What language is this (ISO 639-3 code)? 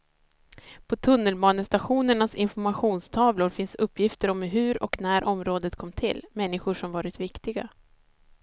swe